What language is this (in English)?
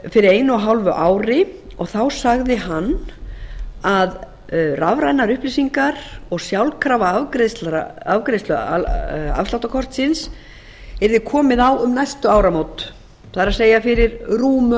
Icelandic